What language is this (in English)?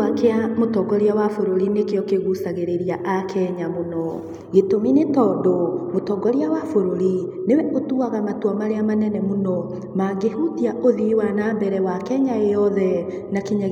Kikuyu